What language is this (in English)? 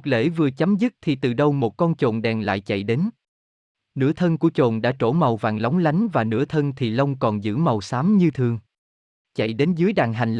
Vietnamese